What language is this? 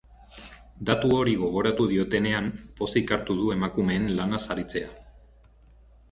Basque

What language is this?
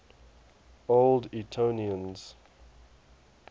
English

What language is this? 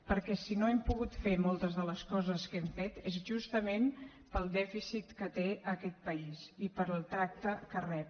Catalan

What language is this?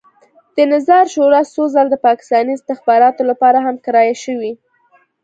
Pashto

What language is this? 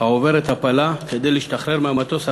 Hebrew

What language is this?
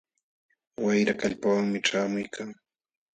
Jauja Wanca Quechua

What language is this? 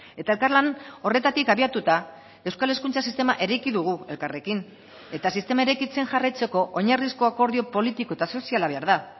Basque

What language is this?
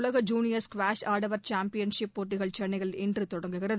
Tamil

